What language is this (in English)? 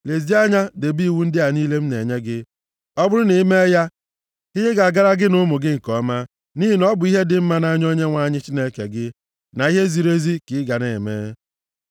Igbo